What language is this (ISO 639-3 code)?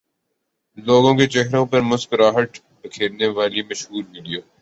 urd